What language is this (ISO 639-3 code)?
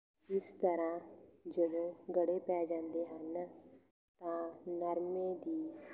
pan